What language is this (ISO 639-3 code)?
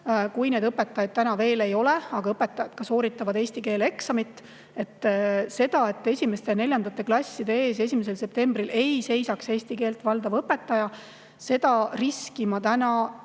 est